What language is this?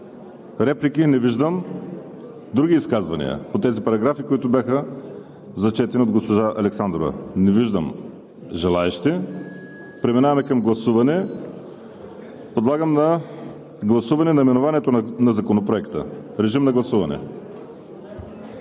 Bulgarian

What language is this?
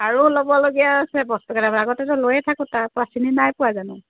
Assamese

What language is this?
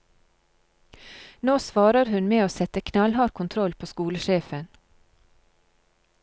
Norwegian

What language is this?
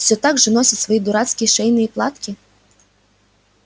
Russian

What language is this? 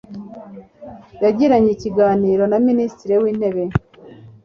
Kinyarwanda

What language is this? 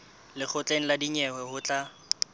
Southern Sotho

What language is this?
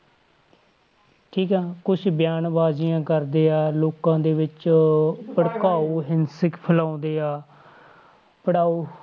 Punjabi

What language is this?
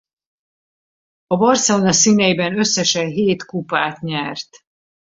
Hungarian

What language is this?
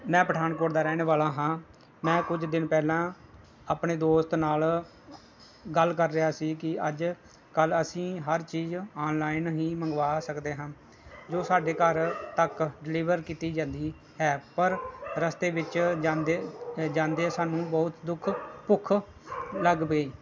Punjabi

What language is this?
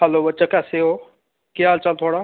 Dogri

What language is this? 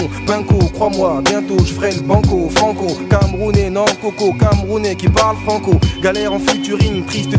French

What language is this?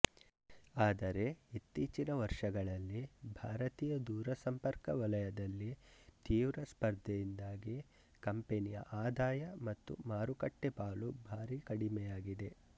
Kannada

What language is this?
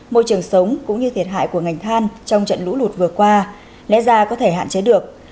Vietnamese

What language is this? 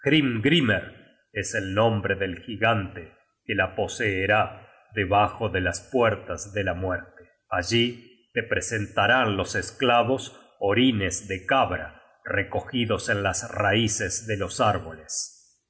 Spanish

